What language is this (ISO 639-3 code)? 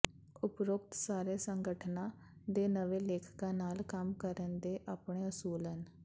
pan